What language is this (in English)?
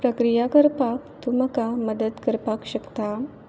Konkani